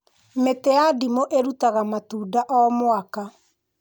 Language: Kikuyu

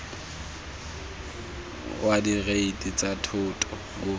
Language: Tswana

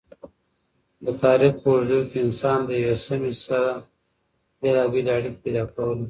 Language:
Pashto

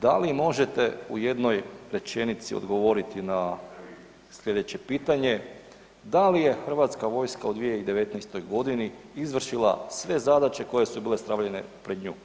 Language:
Croatian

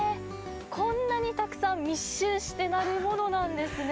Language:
Japanese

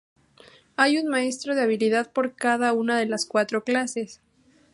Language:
Spanish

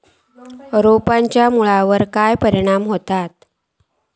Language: Marathi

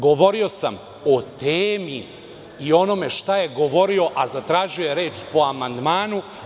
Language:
Serbian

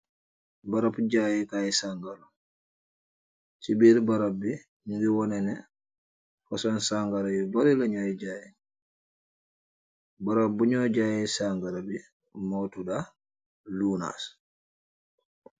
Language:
Wolof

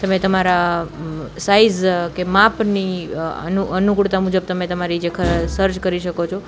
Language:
Gujarati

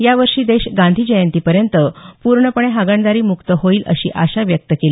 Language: Marathi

